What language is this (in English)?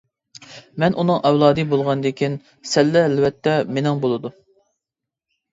Uyghur